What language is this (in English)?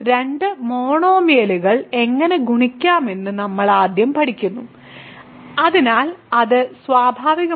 Malayalam